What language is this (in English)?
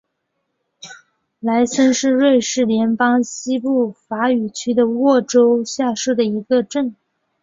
Chinese